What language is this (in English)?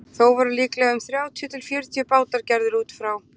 Icelandic